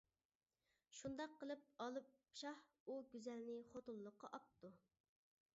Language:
Uyghur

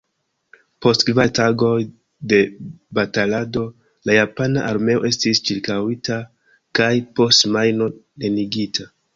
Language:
Esperanto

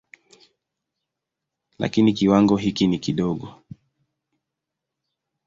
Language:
Swahili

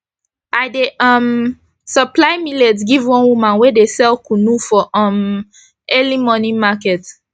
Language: Nigerian Pidgin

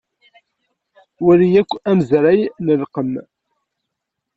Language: Kabyle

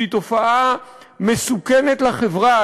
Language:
Hebrew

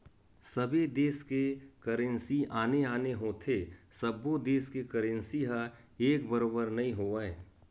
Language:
Chhattisgarhi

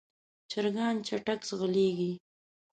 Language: Pashto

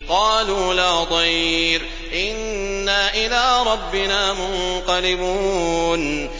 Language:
Arabic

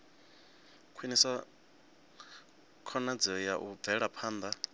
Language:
Venda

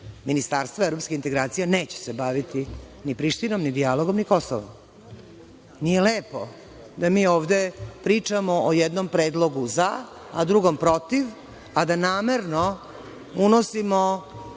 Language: Serbian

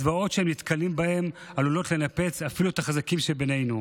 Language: Hebrew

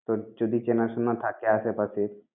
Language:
Bangla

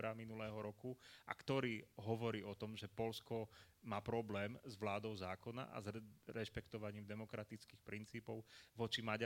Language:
Slovak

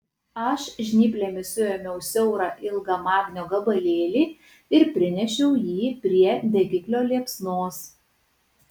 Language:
Lithuanian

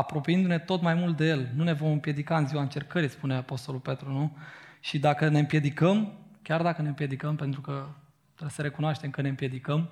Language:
Romanian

